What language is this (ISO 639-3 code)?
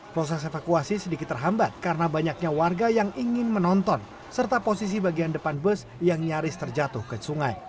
ind